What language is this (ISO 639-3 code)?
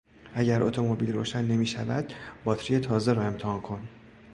fas